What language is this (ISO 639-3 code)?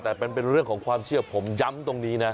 tha